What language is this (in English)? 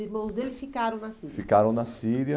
Portuguese